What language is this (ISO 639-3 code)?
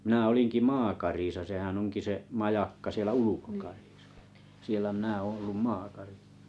fin